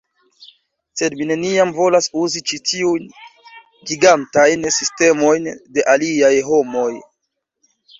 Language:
Esperanto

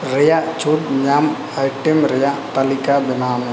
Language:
Santali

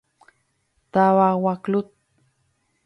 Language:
Guarani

